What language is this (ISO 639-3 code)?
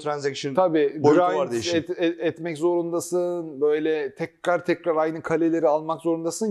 tur